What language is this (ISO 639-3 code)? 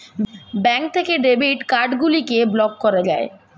ben